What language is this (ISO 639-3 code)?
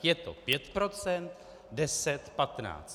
ces